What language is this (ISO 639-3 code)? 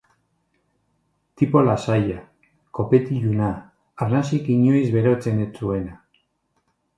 eus